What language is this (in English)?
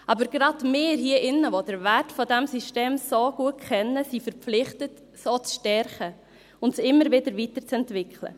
Swiss German